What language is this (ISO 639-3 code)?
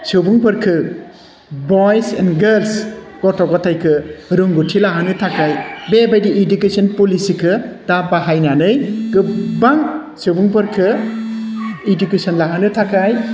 brx